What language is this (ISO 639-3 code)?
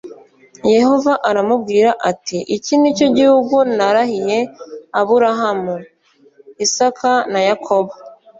kin